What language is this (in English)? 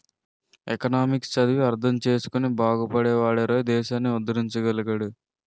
Telugu